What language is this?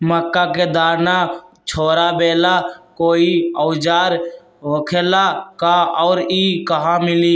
Magahi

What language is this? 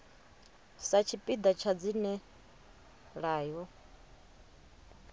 Venda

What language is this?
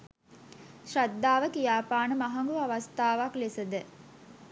Sinhala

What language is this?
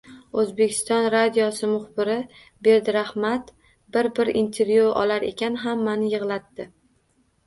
Uzbek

